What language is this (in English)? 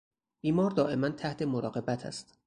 Persian